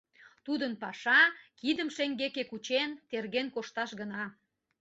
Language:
Mari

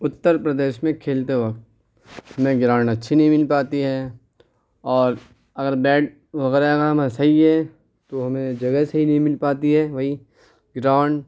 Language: Urdu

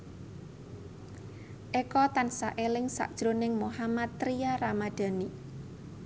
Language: Javanese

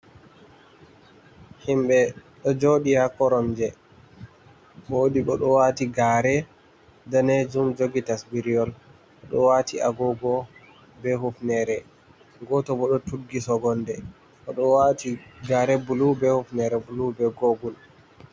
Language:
Fula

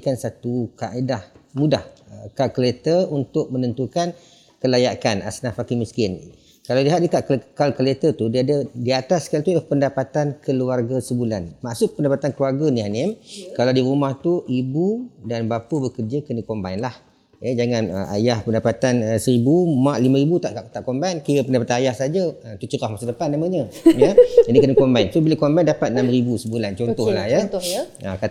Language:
Malay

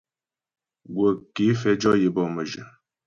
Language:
Ghomala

